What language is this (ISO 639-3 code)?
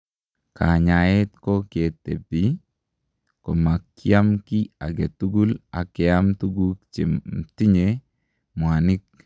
kln